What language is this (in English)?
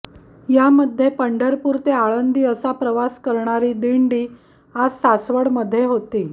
Marathi